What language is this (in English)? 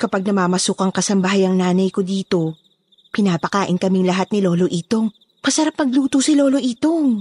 Filipino